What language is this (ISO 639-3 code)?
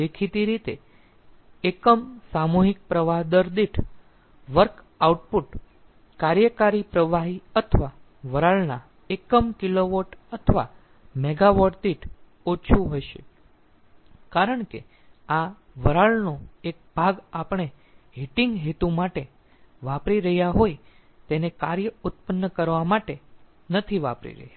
guj